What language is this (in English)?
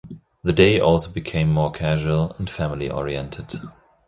English